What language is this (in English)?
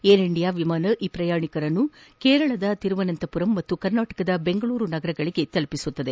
Kannada